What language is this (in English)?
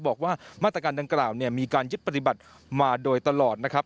Thai